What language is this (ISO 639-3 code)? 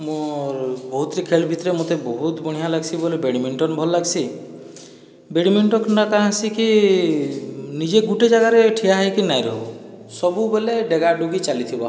ori